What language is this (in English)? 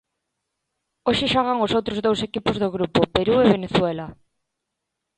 Galician